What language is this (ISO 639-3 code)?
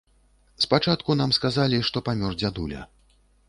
bel